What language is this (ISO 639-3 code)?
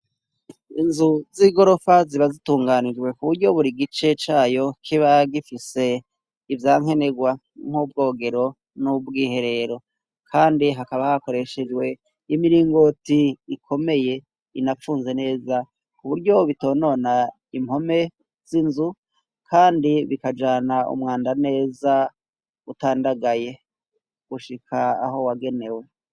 run